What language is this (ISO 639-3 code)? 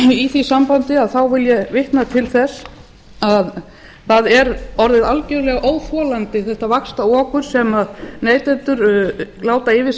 isl